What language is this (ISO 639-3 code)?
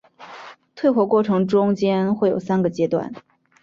zho